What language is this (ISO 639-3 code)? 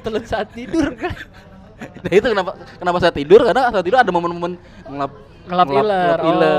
ind